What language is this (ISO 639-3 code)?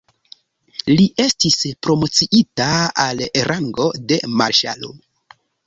epo